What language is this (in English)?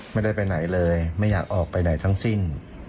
Thai